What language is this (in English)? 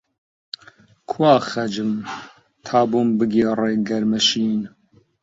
Central Kurdish